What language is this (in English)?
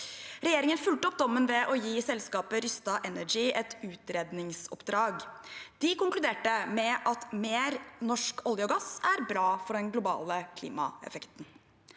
Norwegian